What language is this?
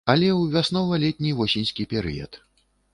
Belarusian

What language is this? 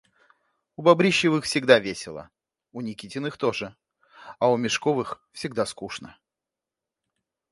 Russian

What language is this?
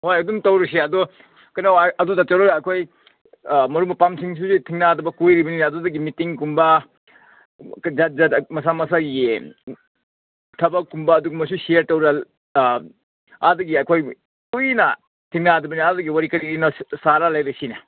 Manipuri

